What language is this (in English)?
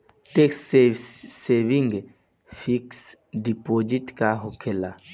Bhojpuri